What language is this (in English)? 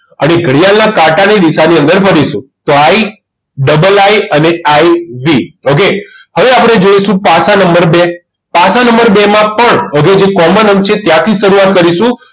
Gujarati